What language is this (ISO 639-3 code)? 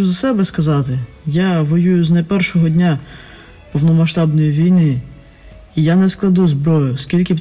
ukr